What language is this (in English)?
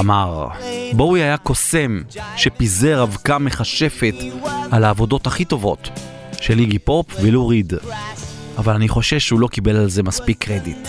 Hebrew